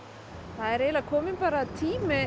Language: Icelandic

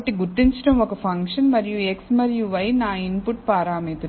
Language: Telugu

